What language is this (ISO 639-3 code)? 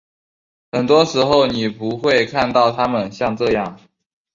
zho